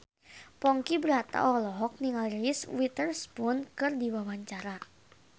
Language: Sundanese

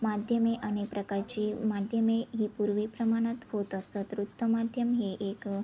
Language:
Marathi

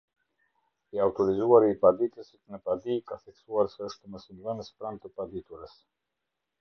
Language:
Albanian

